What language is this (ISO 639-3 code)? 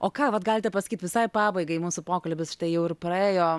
lit